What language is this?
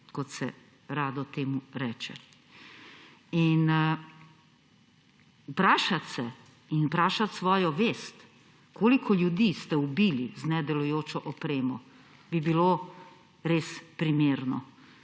Slovenian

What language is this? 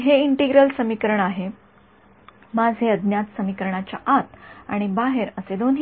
Marathi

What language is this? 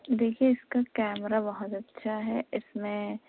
Urdu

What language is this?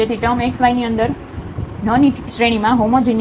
Gujarati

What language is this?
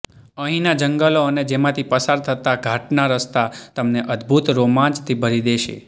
Gujarati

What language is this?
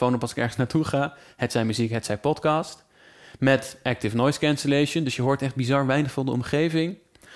Dutch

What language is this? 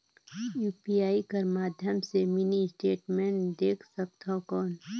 Chhattisgarhi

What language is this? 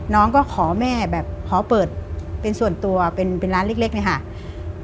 Thai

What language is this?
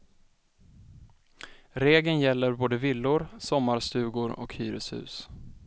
Swedish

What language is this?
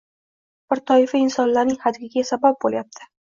Uzbek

